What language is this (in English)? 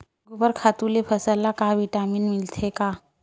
Chhattisgarhi